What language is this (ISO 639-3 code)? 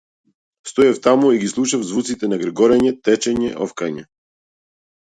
mkd